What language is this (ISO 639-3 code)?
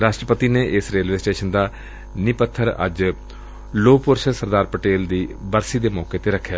pan